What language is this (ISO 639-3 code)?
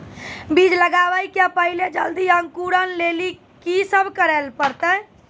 mai